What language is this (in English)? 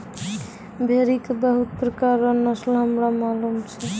Maithili